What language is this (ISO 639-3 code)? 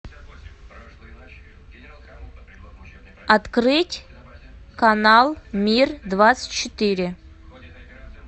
rus